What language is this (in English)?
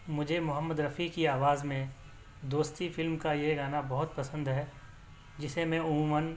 Urdu